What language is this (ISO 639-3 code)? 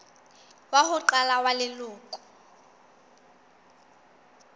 sot